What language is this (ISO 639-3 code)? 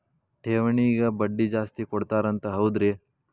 kan